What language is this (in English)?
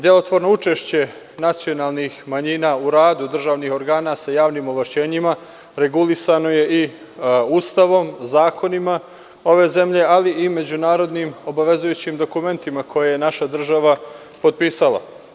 Serbian